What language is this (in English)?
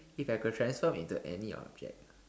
English